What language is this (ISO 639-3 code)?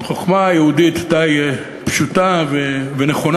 heb